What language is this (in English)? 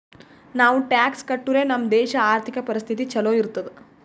Kannada